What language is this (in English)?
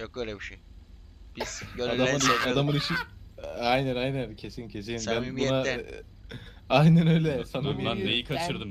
Turkish